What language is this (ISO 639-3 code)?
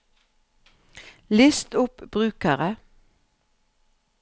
nor